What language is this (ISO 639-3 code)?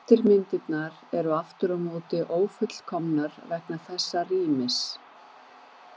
isl